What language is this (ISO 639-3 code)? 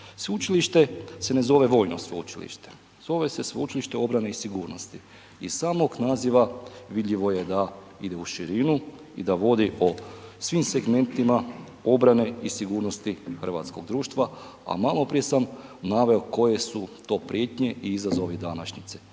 hrv